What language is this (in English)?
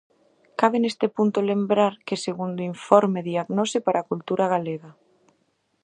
Galician